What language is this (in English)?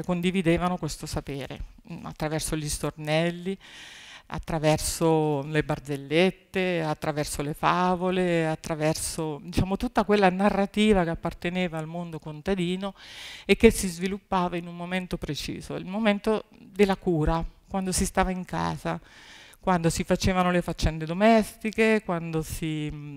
Italian